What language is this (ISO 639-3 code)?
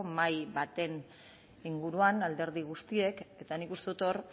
eus